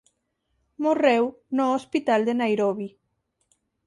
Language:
Galician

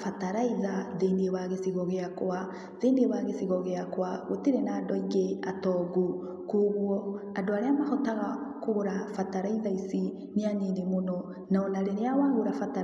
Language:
Kikuyu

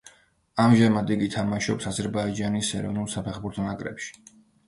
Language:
Georgian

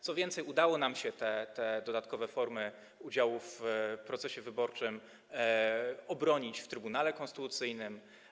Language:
Polish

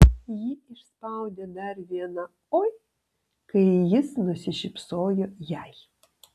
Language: Lithuanian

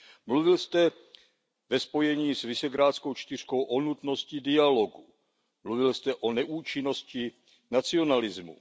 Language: Czech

